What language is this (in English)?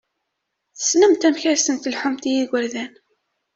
Kabyle